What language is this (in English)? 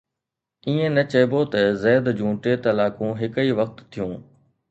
Sindhi